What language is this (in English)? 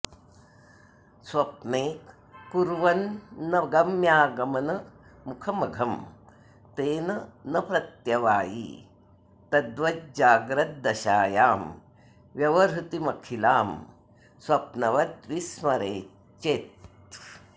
Sanskrit